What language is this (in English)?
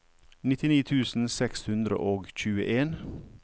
Norwegian